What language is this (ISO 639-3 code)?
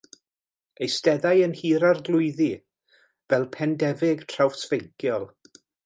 cym